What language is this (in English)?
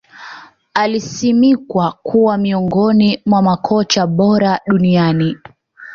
Swahili